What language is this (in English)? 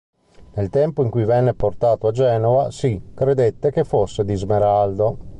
Italian